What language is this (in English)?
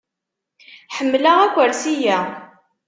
Kabyle